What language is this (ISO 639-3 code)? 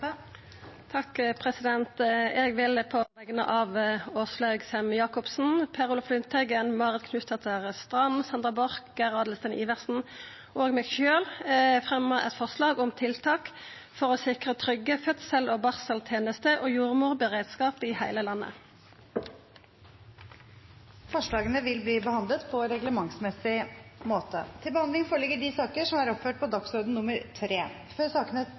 nor